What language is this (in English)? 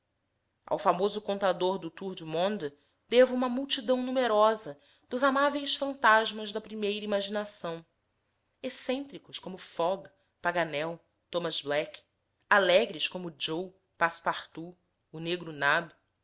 Portuguese